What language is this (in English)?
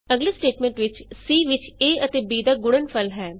Punjabi